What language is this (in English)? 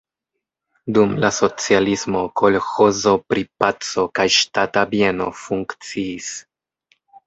Esperanto